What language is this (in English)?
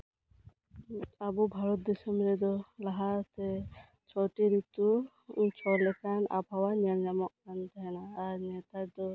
Santali